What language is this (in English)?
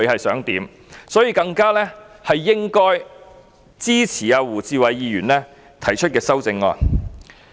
Cantonese